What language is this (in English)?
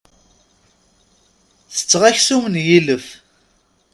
Kabyle